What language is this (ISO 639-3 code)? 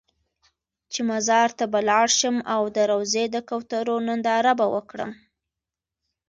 pus